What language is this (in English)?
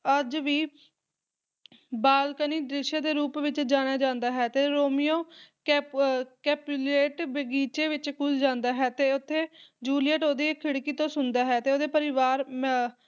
Punjabi